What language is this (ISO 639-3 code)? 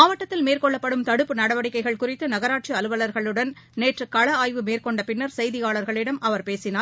tam